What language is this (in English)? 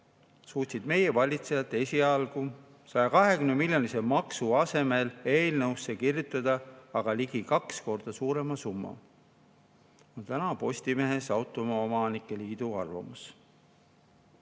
Estonian